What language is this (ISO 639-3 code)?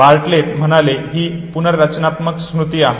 mar